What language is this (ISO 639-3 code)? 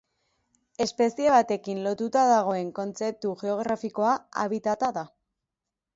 eus